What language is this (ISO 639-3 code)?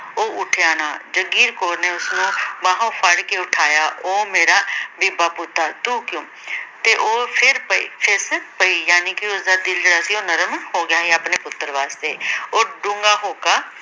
pan